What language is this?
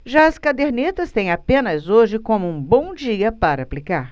Portuguese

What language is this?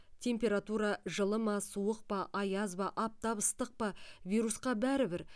Kazakh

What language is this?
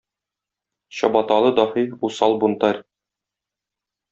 Tatar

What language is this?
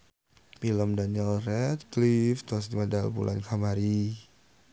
Sundanese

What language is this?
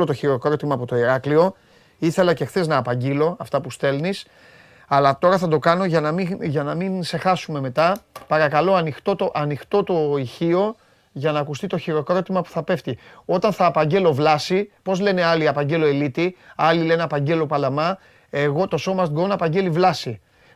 Greek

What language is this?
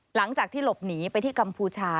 Thai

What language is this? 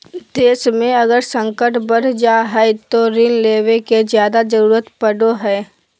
Magahi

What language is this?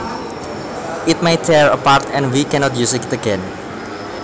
Javanese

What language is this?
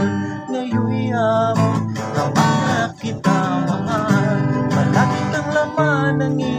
Thai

